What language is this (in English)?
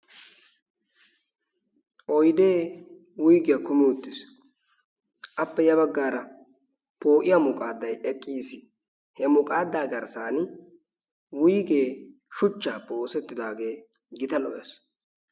Wolaytta